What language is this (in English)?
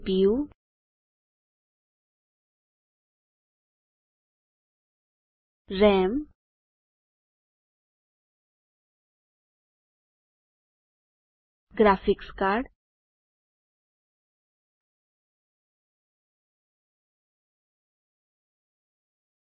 Hindi